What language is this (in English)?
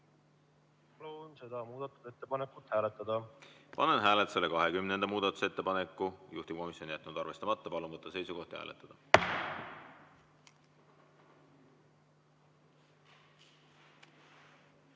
Estonian